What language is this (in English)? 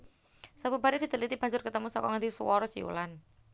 Javanese